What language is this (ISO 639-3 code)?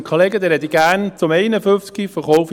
gsw